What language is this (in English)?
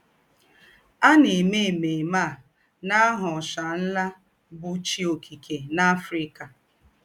Igbo